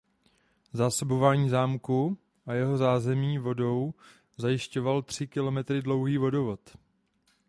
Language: Czech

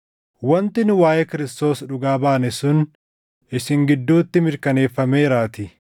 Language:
Oromo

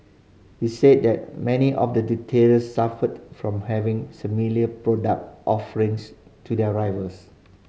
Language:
English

